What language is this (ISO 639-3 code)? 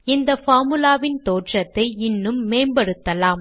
tam